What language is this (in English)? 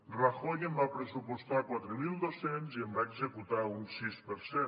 Catalan